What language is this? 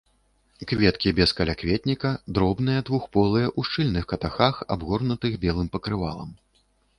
Belarusian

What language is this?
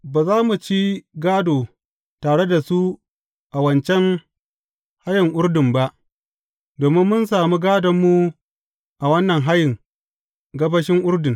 Hausa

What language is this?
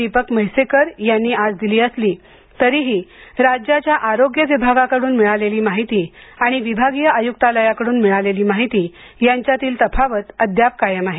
Marathi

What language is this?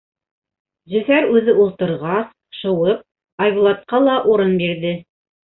Bashkir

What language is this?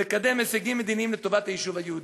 Hebrew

